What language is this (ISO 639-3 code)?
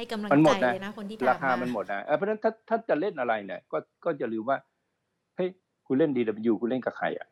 tha